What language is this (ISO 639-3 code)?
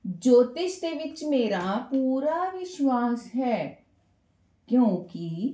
pan